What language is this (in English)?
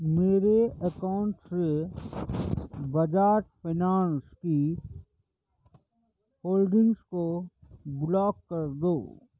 Urdu